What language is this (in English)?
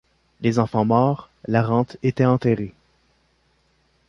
French